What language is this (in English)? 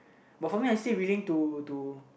English